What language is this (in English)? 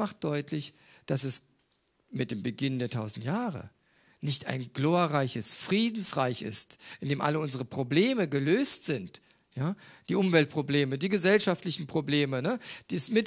German